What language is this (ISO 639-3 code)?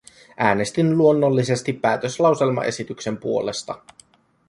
fin